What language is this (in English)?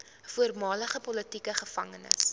Afrikaans